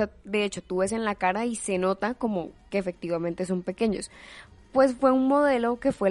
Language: Spanish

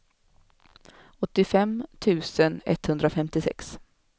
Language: Swedish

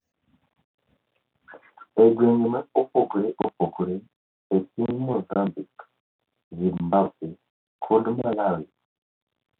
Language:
Luo (Kenya and Tanzania)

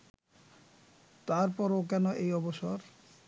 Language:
Bangla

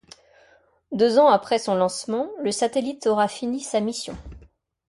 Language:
French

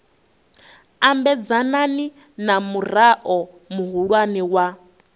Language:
Venda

